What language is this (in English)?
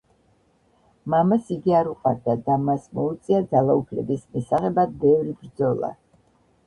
Georgian